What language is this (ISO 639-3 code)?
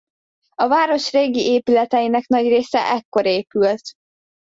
hun